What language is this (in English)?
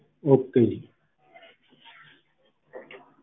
Punjabi